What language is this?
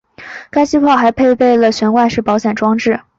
Chinese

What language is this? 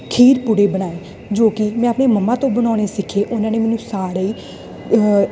Punjabi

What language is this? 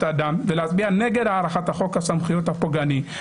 Hebrew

